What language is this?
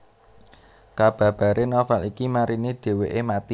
Javanese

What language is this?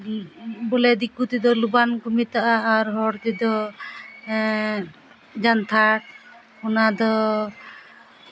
Santali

